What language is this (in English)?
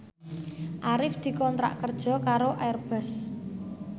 Javanese